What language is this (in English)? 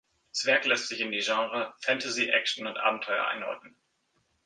German